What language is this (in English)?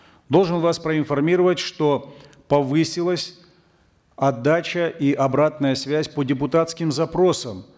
Kazakh